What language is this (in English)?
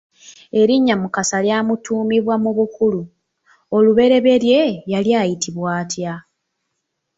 Ganda